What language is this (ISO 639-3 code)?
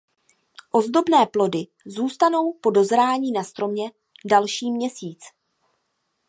ces